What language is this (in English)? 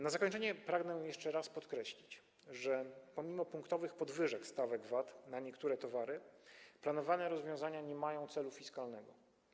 Polish